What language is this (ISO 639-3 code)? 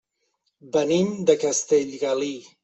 cat